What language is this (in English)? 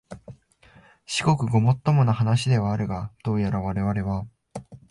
Japanese